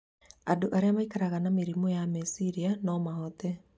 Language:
Kikuyu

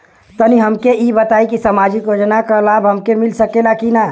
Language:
Bhojpuri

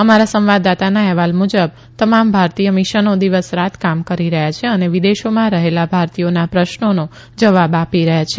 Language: Gujarati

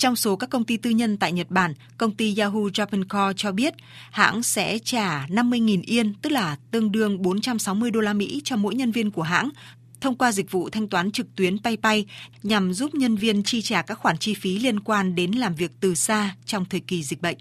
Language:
Vietnamese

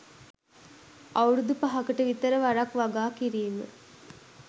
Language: Sinhala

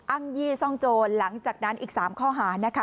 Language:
Thai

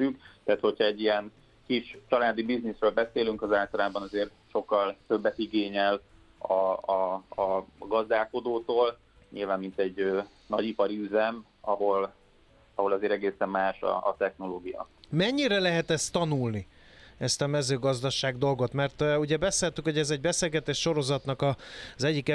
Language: Hungarian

